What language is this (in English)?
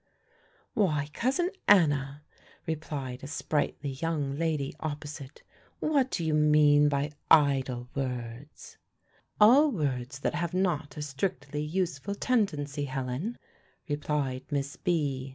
English